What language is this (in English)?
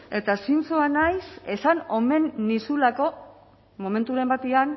Basque